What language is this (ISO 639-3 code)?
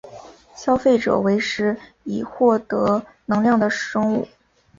zho